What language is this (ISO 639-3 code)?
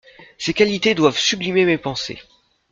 fra